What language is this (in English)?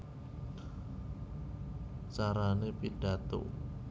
Javanese